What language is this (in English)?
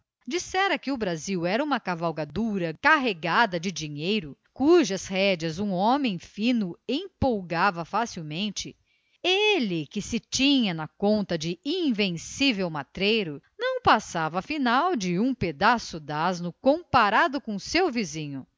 Portuguese